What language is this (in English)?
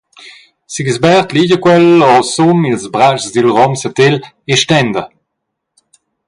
Romansh